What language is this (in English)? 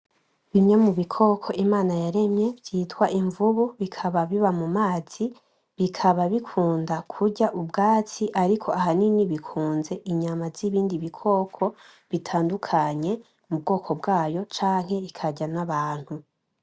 Rundi